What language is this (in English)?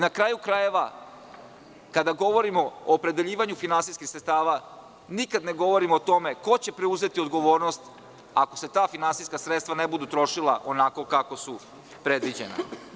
Serbian